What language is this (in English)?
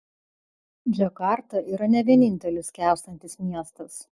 Lithuanian